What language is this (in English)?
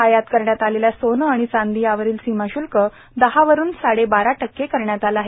Marathi